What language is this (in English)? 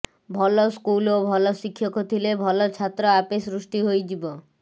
Odia